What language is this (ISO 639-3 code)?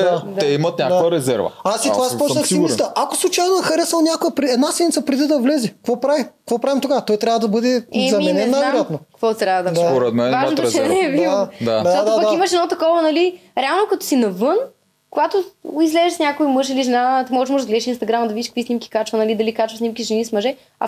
bul